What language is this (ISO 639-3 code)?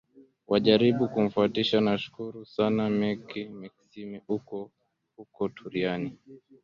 swa